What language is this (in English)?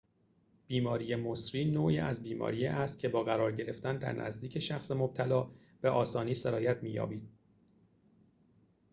Persian